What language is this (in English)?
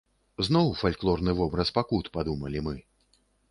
Belarusian